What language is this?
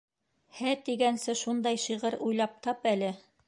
Bashkir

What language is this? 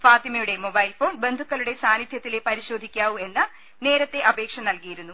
Malayalam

